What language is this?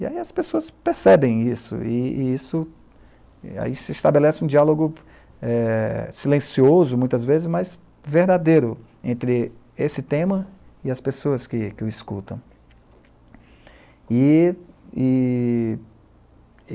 Portuguese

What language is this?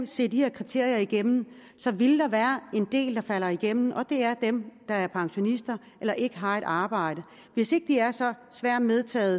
Danish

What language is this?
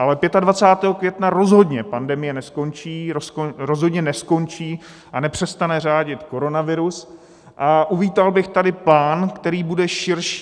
Czech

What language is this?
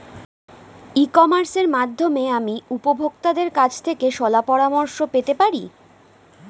Bangla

